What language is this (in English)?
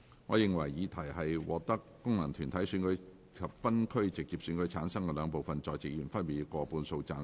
Cantonese